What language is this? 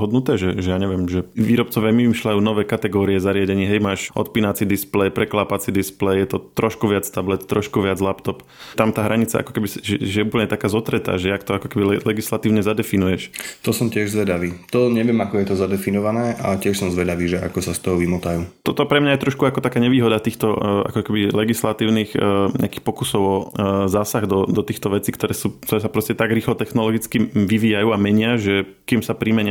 Slovak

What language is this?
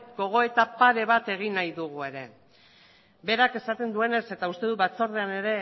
Basque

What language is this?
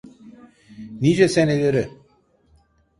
Turkish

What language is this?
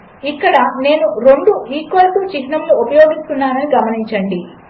Telugu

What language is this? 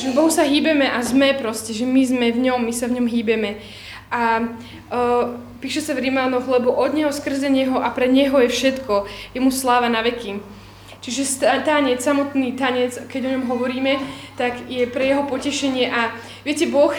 Slovak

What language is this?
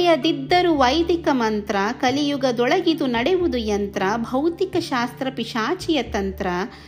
Kannada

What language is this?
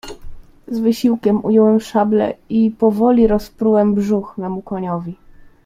Polish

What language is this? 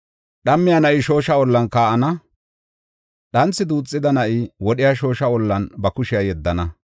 Gofa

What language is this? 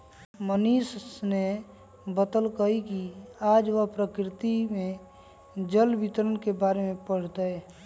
Magahi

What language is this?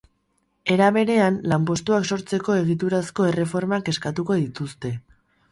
Basque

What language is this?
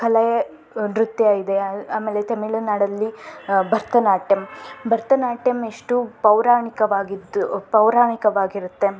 Kannada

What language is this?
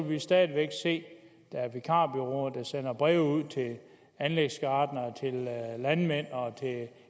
Danish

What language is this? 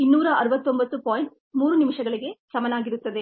Kannada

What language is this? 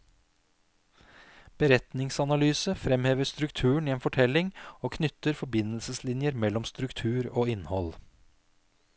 Norwegian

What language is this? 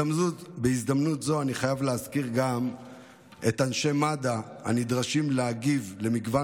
Hebrew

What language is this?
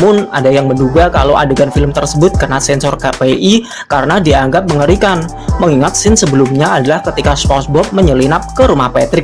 Indonesian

